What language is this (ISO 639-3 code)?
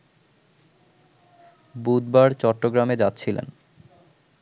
ben